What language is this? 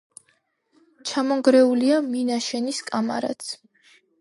Georgian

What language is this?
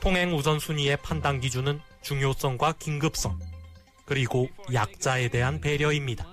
Korean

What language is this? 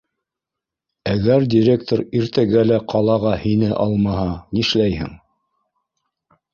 Bashkir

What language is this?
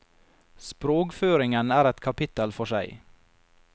Norwegian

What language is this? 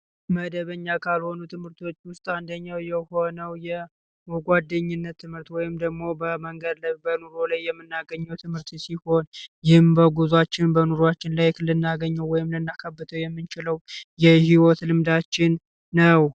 Amharic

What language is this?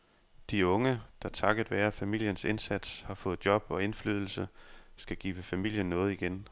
Danish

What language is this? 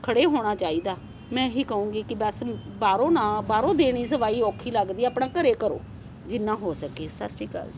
Punjabi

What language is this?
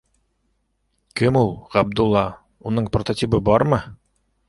Bashkir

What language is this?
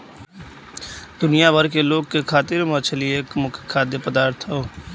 Bhojpuri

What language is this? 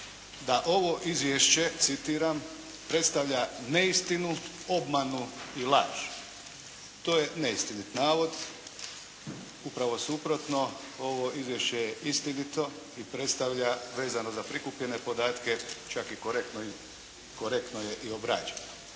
Croatian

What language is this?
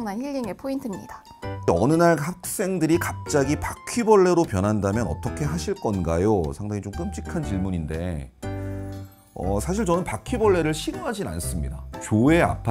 Korean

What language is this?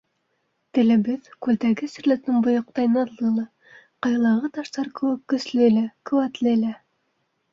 Bashkir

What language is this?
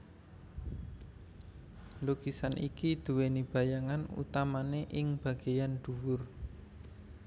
Javanese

